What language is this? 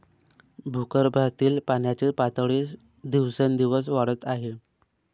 Marathi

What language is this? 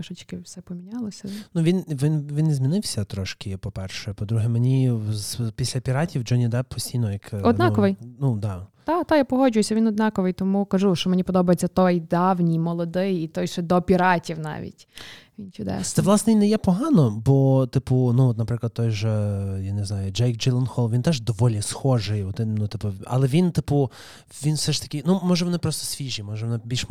Ukrainian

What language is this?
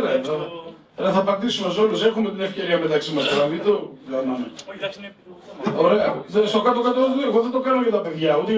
Greek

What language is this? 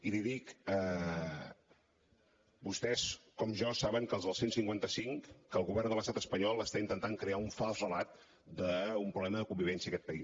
Catalan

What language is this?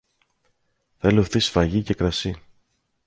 Greek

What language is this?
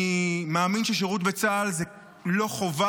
Hebrew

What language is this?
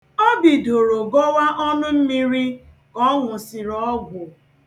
Igbo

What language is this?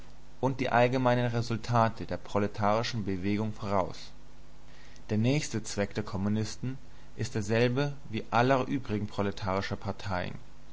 German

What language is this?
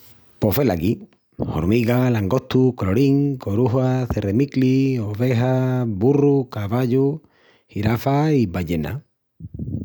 Extremaduran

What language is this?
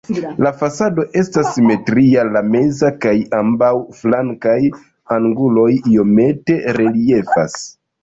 Esperanto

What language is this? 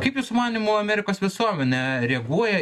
Lithuanian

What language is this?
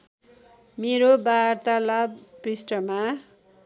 Nepali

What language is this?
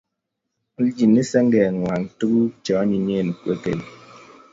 Kalenjin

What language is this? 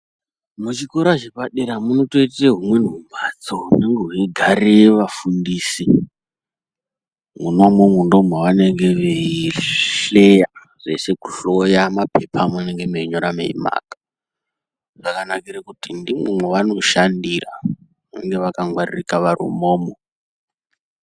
Ndau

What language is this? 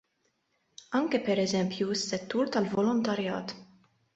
Maltese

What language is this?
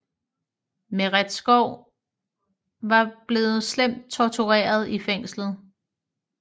Danish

